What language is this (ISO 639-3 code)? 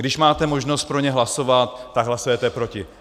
ces